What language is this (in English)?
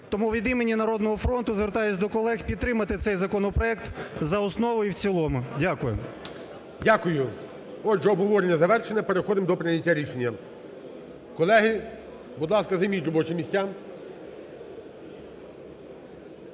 Ukrainian